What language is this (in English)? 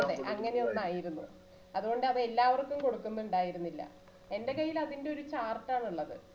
Malayalam